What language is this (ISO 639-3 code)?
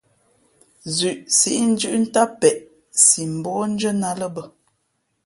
fmp